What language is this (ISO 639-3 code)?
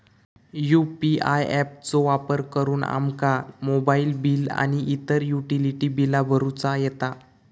mar